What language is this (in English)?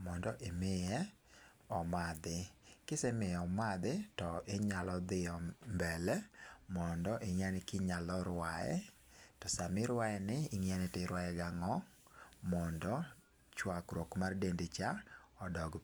Luo (Kenya and Tanzania)